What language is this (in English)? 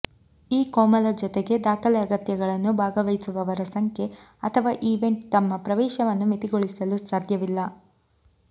Kannada